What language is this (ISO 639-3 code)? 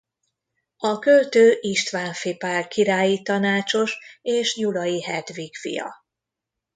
hun